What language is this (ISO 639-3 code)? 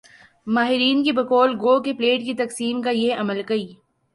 urd